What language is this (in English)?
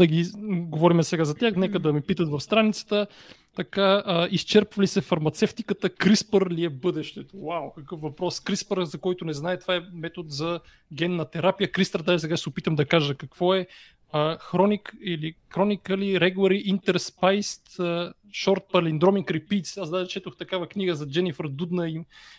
Bulgarian